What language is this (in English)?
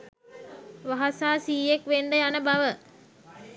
Sinhala